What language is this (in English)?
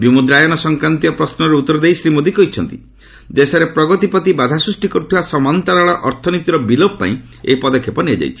Odia